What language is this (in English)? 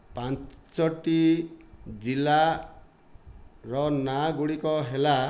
Odia